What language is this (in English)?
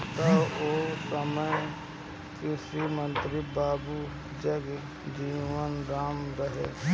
Bhojpuri